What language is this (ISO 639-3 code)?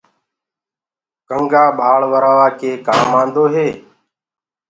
ggg